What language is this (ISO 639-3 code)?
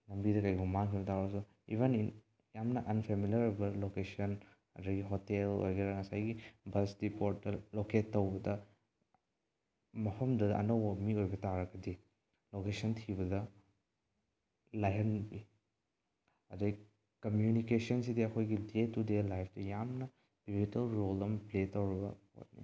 mni